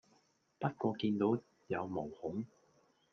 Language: Cantonese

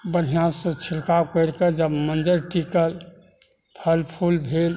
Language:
Maithili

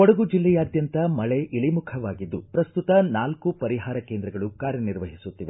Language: Kannada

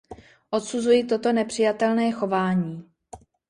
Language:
Czech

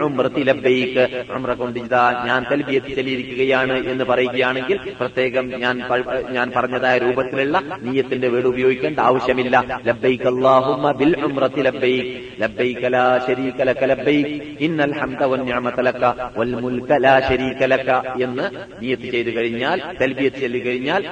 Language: Malayalam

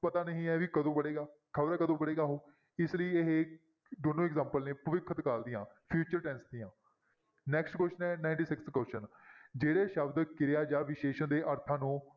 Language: Punjabi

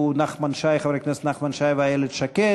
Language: Hebrew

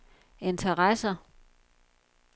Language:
Danish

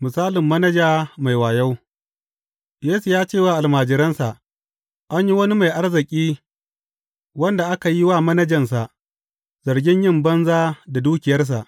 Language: Hausa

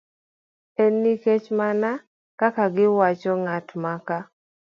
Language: Luo (Kenya and Tanzania)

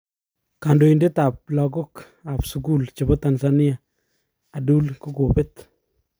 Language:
Kalenjin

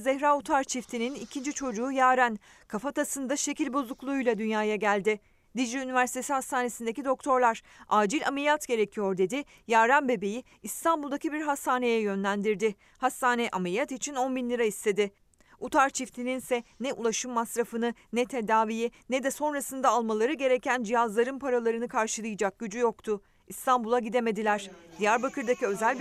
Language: Turkish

